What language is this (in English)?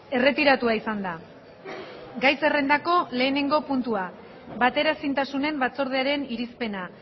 Basque